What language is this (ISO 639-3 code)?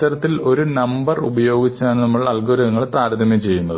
mal